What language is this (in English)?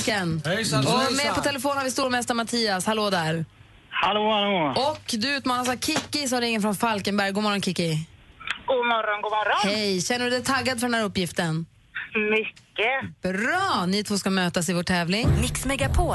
Swedish